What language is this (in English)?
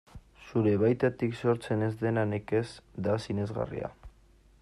Basque